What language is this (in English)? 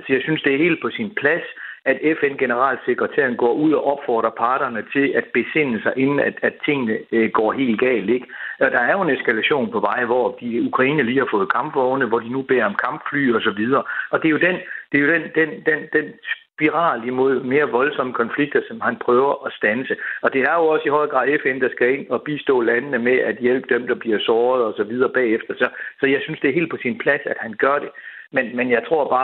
Danish